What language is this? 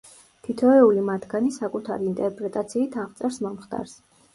Georgian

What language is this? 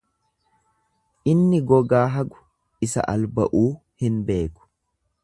Oromo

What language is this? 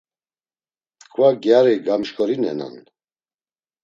Laz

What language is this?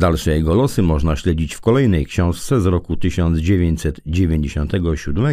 Polish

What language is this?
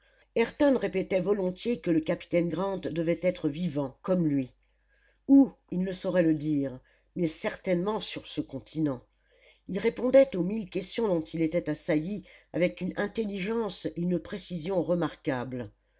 French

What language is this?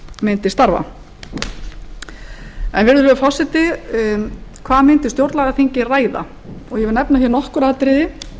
Icelandic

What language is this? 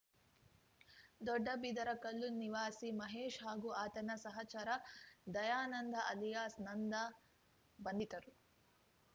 Kannada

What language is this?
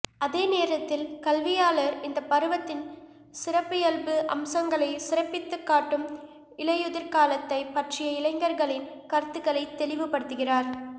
Tamil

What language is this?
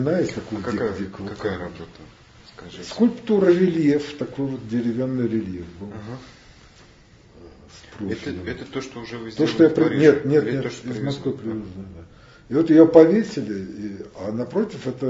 Russian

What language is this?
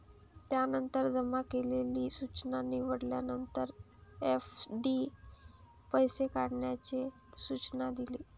Marathi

